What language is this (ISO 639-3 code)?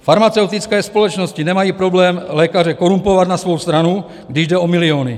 ces